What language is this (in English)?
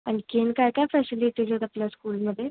Marathi